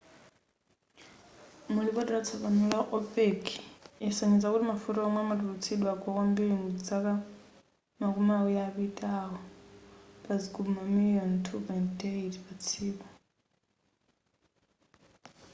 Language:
Nyanja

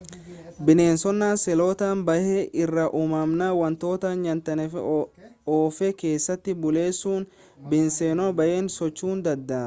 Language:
Oromo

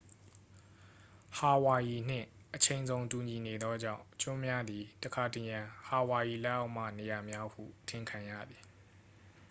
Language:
Burmese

